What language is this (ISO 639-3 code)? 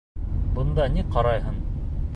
bak